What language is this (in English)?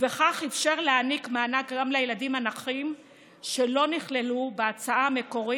Hebrew